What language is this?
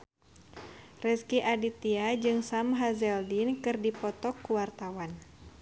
Sundanese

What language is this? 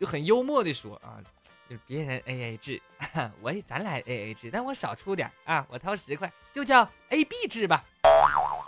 Chinese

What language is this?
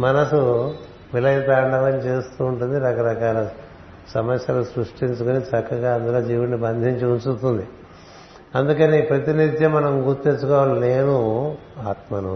Telugu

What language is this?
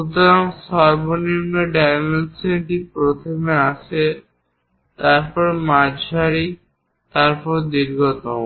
Bangla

